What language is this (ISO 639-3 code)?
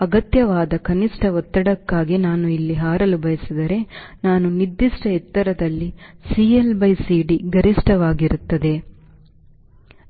kan